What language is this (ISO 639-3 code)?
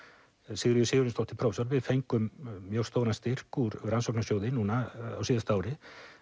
isl